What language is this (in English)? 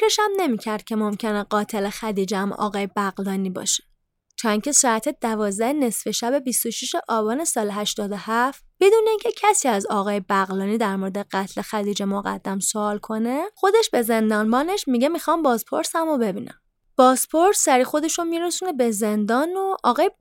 Persian